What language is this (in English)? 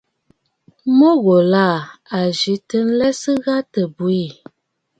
Bafut